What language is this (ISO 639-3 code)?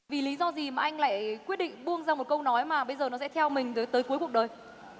vie